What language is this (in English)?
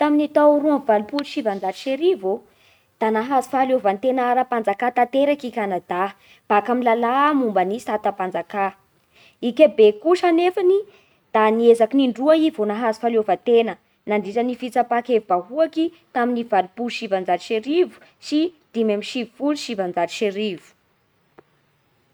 Bara Malagasy